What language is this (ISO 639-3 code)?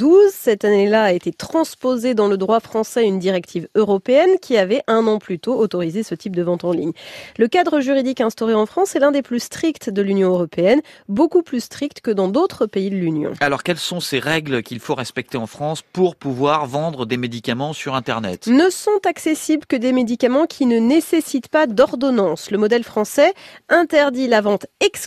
fra